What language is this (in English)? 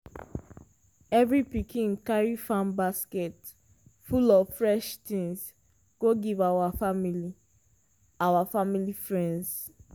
Nigerian Pidgin